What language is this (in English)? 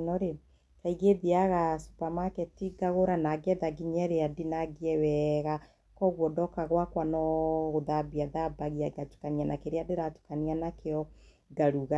Kikuyu